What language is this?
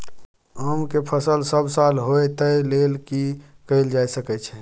Maithili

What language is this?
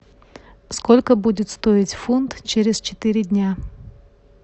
Russian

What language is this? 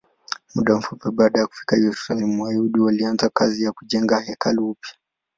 Swahili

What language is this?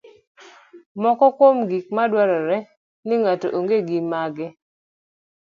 Luo (Kenya and Tanzania)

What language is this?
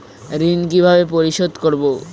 Bangla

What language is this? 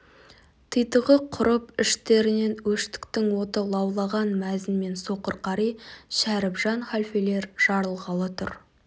Kazakh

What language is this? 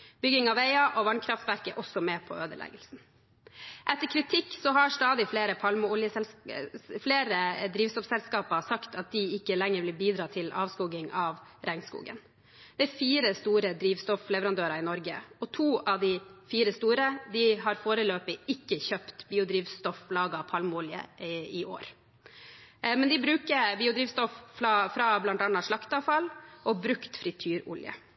Norwegian Bokmål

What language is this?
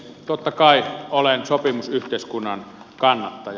Finnish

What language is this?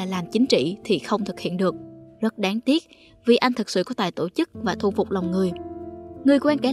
Vietnamese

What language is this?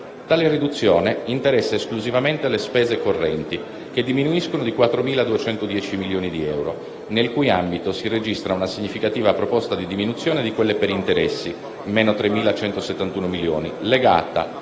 Italian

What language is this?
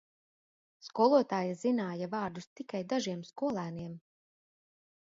Latvian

